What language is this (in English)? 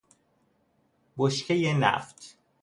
Persian